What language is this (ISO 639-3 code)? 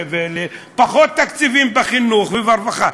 heb